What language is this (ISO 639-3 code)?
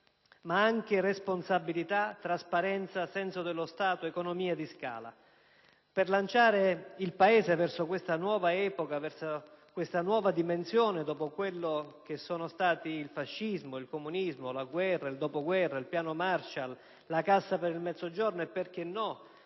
ita